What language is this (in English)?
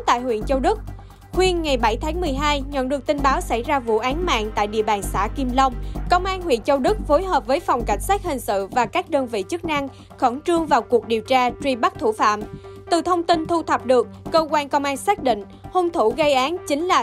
Vietnamese